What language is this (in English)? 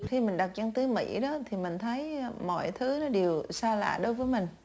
Vietnamese